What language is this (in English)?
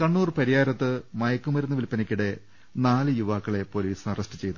Malayalam